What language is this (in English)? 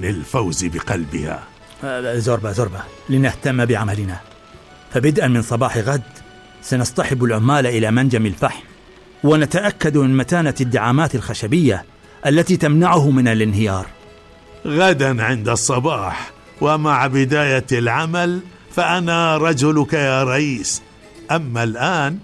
Arabic